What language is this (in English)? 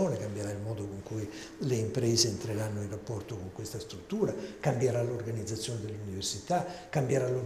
Italian